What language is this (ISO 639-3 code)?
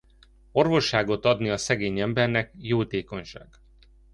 hun